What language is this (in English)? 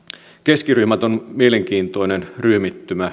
Finnish